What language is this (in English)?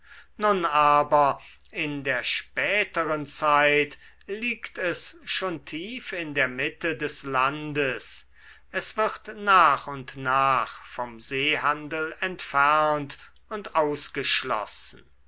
German